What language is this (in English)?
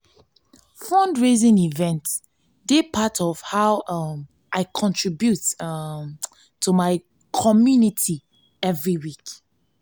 Nigerian Pidgin